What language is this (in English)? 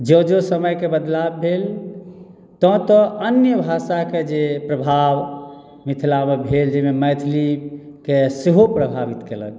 Maithili